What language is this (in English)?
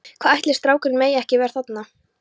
Icelandic